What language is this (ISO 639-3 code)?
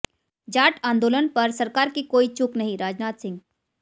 hin